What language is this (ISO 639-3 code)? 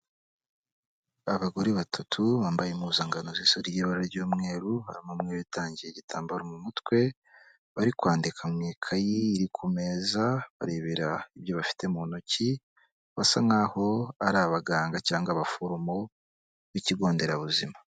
kin